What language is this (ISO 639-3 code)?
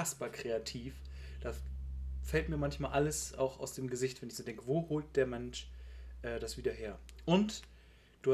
deu